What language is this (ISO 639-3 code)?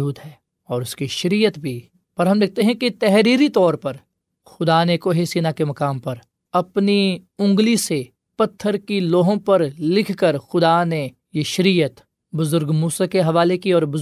urd